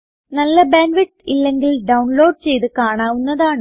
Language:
Malayalam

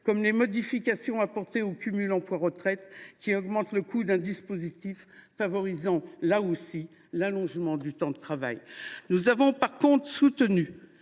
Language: French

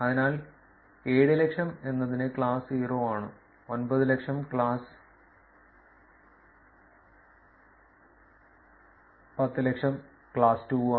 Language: Malayalam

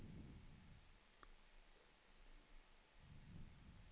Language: Swedish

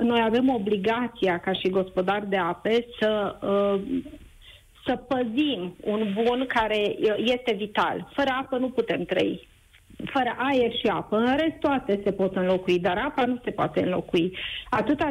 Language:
Romanian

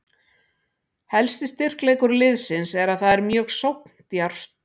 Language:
Icelandic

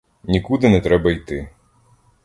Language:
Ukrainian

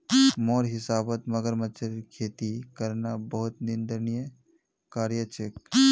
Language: Magahi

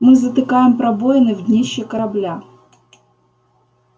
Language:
Russian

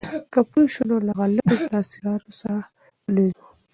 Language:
Pashto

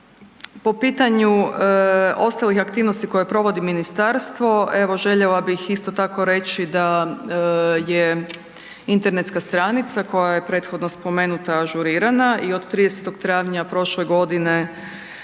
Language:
Croatian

